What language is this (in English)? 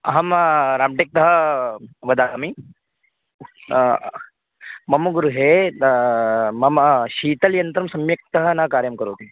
Sanskrit